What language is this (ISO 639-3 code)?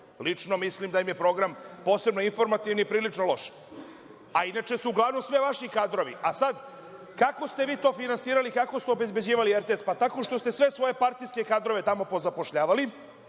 srp